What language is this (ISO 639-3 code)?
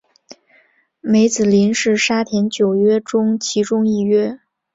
zho